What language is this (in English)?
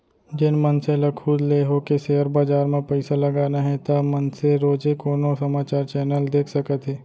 Chhattisgarhi